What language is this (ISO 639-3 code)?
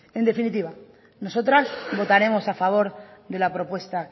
spa